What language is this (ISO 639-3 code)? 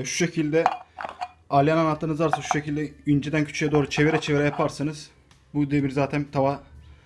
tur